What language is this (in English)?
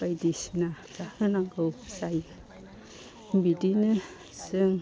Bodo